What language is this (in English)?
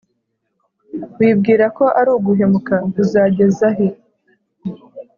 Kinyarwanda